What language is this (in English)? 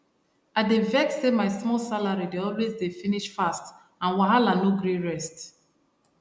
Nigerian Pidgin